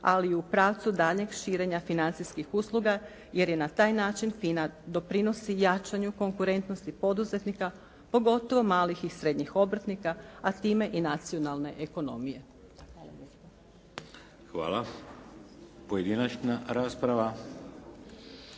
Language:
Croatian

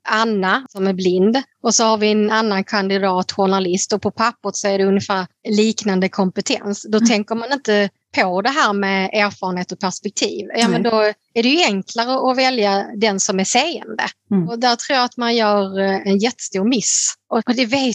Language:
Swedish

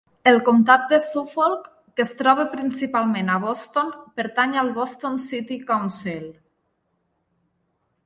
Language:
Catalan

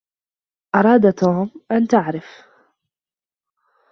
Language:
Arabic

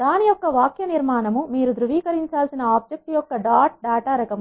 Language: Telugu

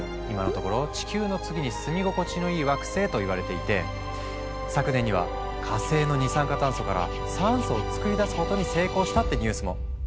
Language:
Japanese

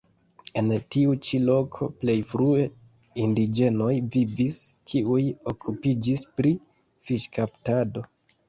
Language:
Esperanto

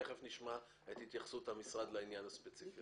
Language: Hebrew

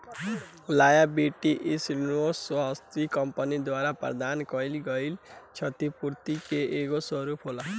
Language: Bhojpuri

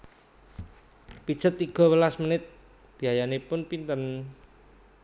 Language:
Javanese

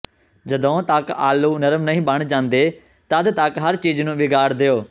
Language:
Punjabi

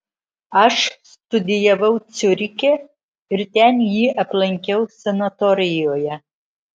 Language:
Lithuanian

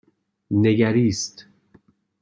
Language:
Persian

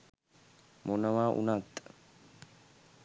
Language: Sinhala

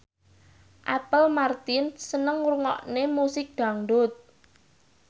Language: Javanese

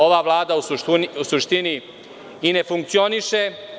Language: Serbian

